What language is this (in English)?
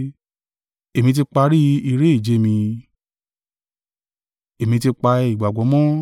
Yoruba